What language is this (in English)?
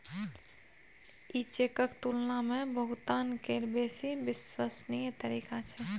Maithili